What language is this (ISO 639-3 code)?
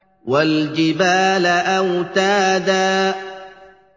ara